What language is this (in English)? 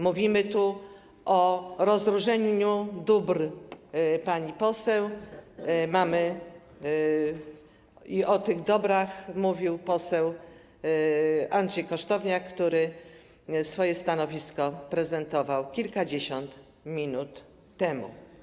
Polish